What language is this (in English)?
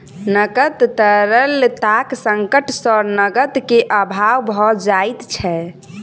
Maithili